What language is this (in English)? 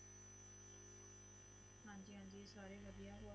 Punjabi